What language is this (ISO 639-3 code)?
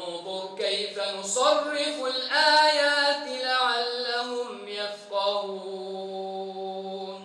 ara